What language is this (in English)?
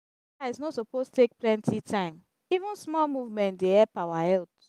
Nigerian Pidgin